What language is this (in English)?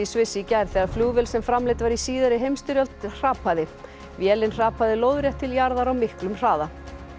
Icelandic